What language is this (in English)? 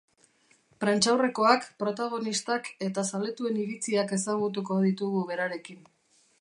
Basque